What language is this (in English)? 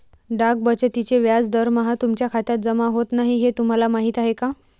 Marathi